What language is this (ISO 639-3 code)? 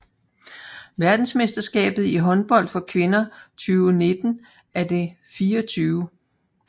dan